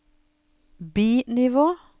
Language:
Norwegian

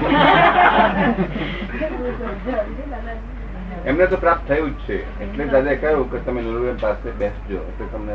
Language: Gujarati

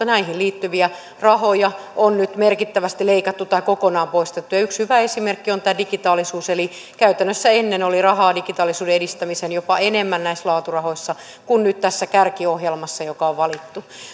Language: Finnish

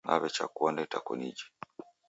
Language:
Taita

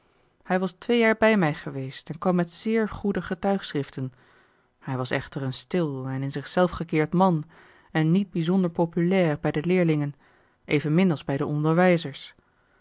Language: Dutch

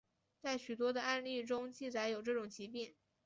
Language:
Chinese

